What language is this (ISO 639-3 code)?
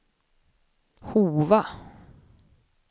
swe